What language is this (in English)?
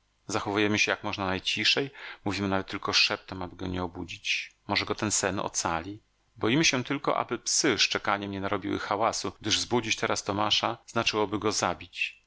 Polish